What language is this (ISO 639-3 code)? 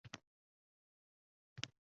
uzb